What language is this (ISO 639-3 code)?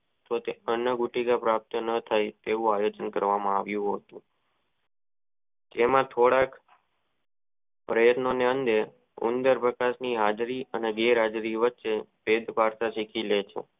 guj